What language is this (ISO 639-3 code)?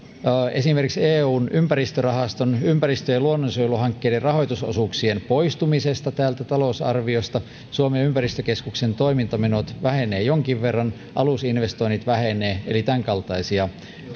fin